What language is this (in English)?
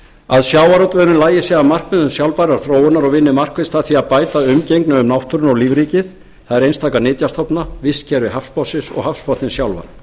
Icelandic